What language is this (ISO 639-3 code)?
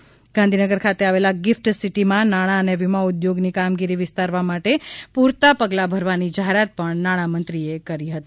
guj